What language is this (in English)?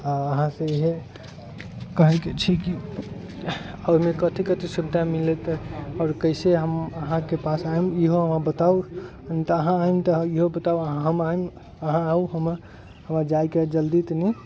Maithili